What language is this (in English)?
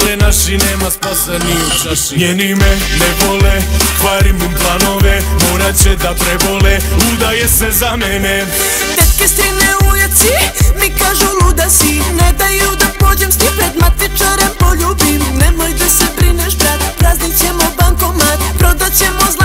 Romanian